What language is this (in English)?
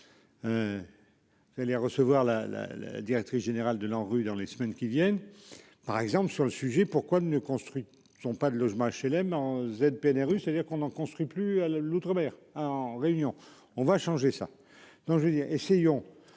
French